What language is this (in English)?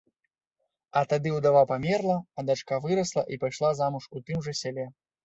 Belarusian